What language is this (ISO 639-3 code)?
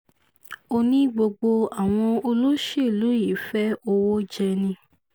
yor